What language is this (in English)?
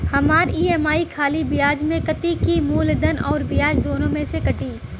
Bhojpuri